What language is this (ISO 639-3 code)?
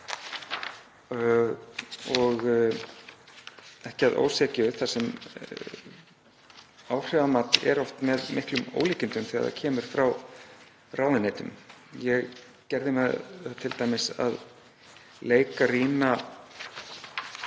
isl